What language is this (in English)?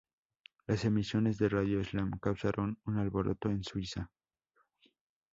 Spanish